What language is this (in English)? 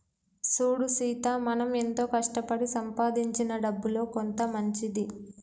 Telugu